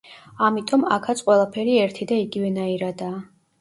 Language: Georgian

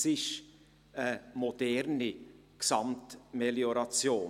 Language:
Swiss German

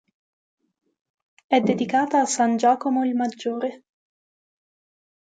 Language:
Italian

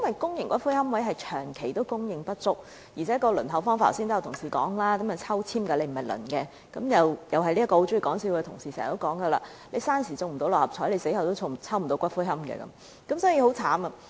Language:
Cantonese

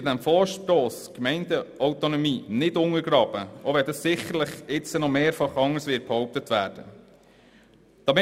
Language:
Swiss German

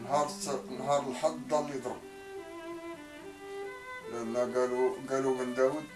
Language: Arabic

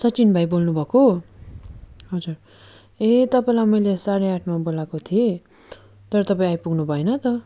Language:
Nepali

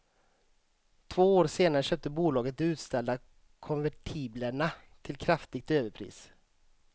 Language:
Swedish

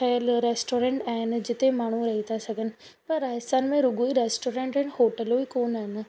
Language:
Sindhi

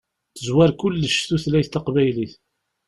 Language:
Kabyle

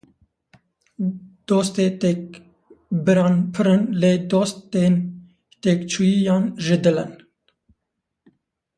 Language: Kurdish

